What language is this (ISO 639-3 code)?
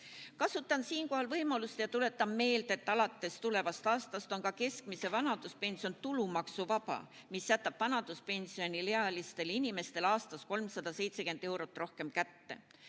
est